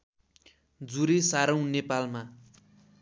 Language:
Nepali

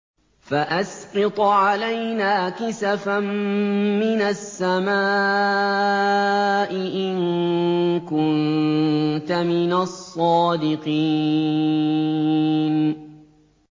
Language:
Arabic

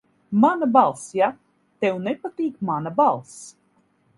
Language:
Latvian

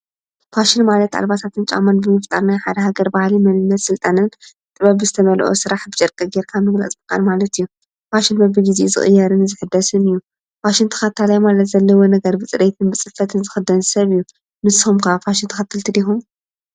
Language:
Tigrinya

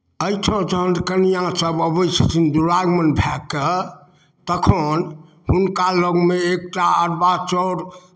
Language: Maithili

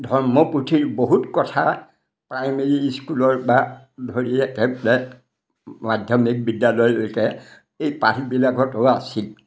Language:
Assamese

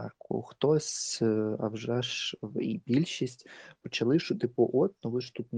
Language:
Ukrainian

